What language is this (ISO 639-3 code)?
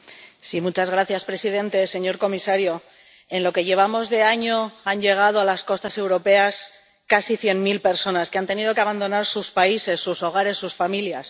spa